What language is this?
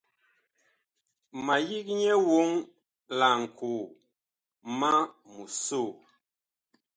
Bakoko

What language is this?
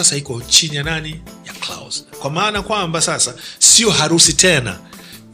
Swahili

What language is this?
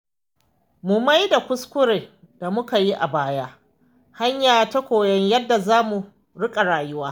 Hausa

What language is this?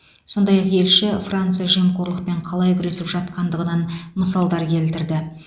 Kazakh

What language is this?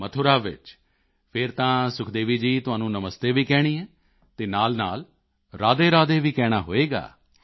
Punjabi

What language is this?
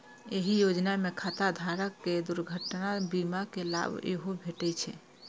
Maithili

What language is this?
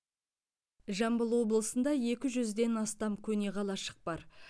Kazakh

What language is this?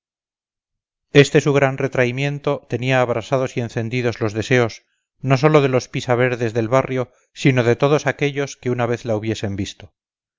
Spanish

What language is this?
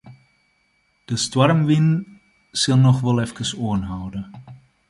Western Frisian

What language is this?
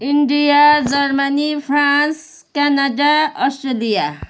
Nepali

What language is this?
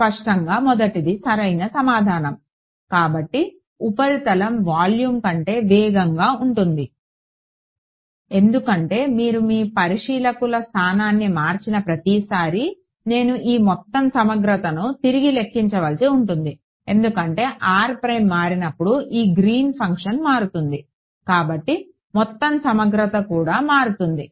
Telugu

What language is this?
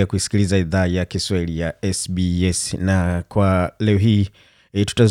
Swahili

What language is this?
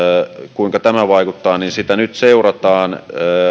Finnish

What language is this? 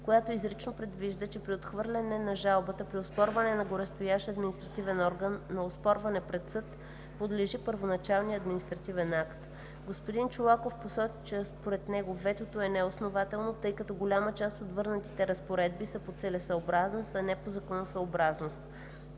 Bulgarian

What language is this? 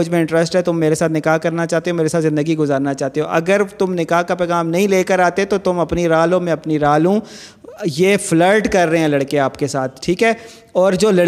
Urdu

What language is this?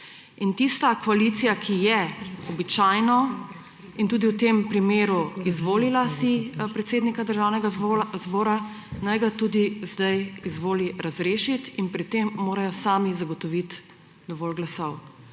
Slovenian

